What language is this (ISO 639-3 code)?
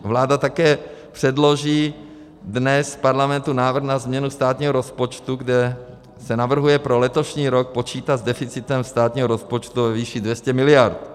ces